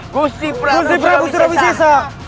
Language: Indonesian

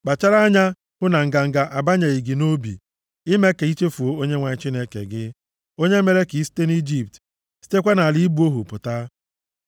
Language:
Igbo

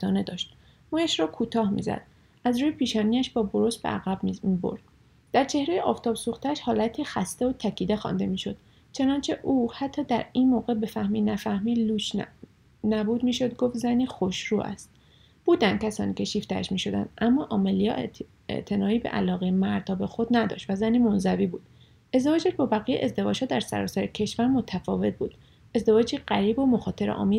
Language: Persian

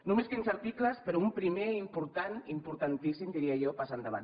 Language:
Catalan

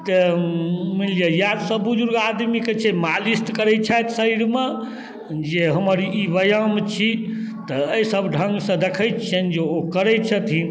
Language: Maithili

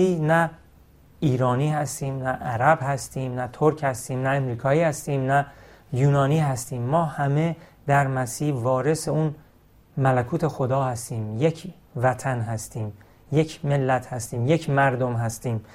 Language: Persian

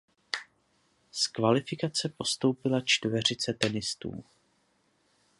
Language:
Czech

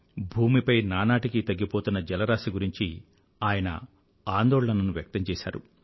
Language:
Telugu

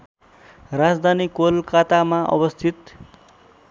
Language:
Nepali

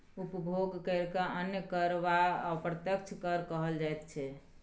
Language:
Maithili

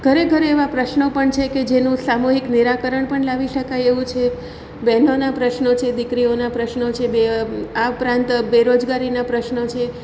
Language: Gujarati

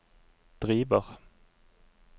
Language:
Norwegian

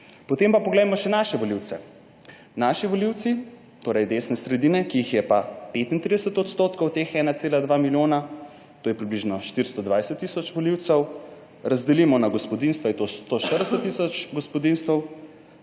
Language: Slovenian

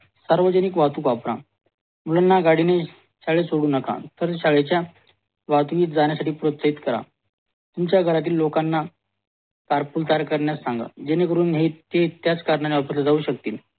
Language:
Marathi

